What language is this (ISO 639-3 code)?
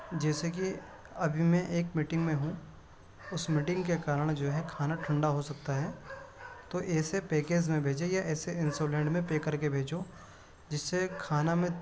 urd